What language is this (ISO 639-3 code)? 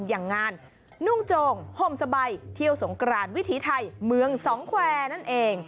tha